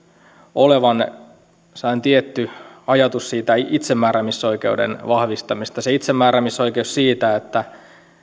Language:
Finnish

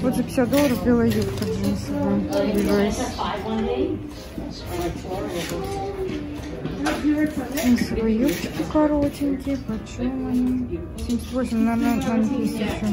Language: Russian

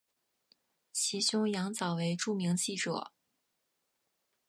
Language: Chinese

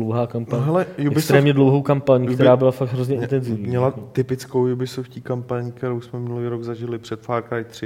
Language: Czech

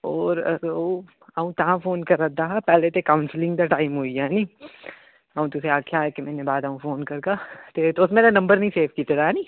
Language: Dogri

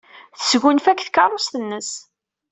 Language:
Kabyle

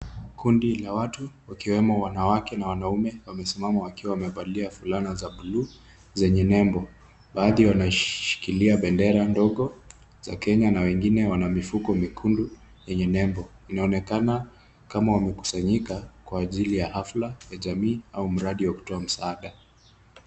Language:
Swahili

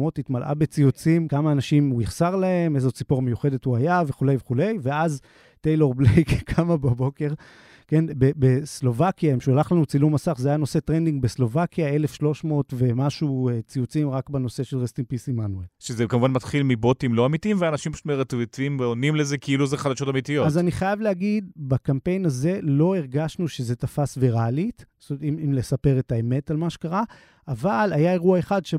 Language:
Hebrew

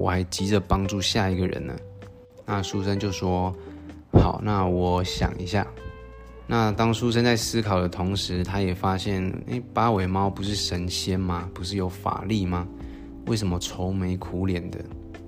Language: Chinese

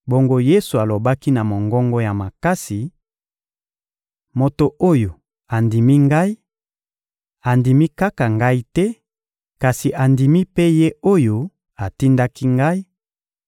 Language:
Lingala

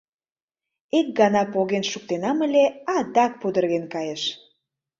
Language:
Mari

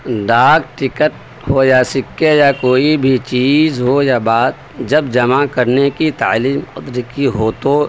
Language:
Urdu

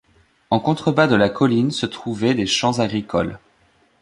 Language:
French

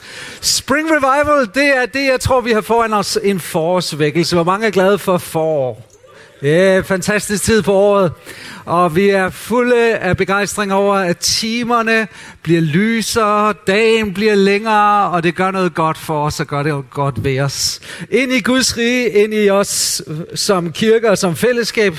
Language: Danish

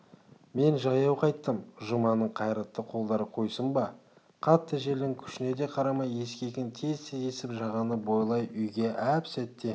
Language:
Kazakh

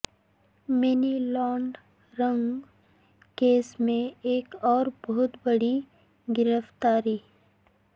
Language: Urdu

